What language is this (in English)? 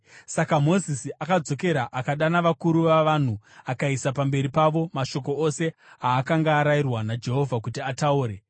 Shona